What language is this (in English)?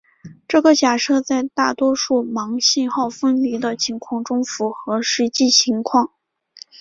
Chinese